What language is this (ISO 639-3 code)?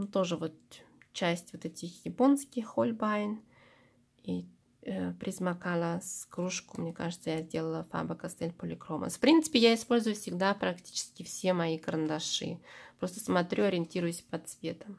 rus